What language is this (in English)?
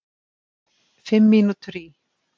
Icelandic